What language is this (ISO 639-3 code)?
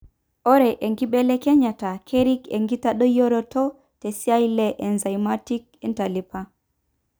mas